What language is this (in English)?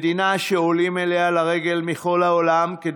Hebrew